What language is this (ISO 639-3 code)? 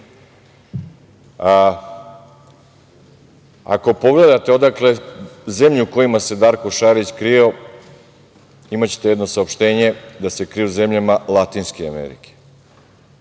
srp